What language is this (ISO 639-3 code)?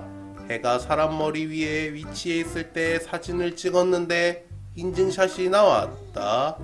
kor